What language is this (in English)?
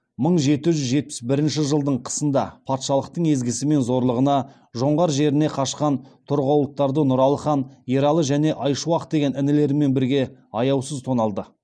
Kazakh